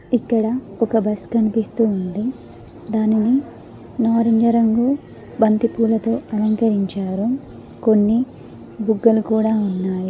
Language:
Telugu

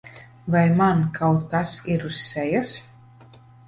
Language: Latvian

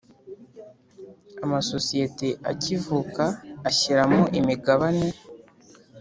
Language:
Kinyarwanda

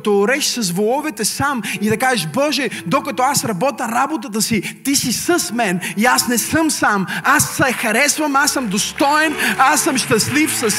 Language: Bulgarian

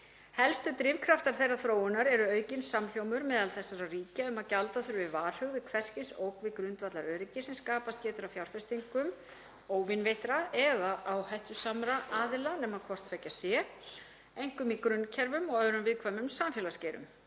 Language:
Icelandic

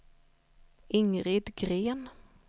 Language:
Swedish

